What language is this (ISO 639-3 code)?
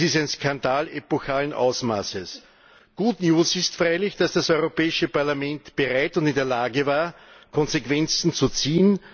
deu